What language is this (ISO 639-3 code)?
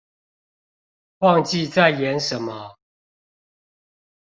zho